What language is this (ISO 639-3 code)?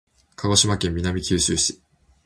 jpn